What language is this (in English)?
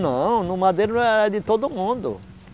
Portuguese